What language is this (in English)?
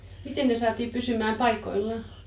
Finnish